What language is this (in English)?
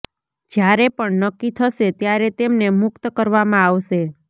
Gujarati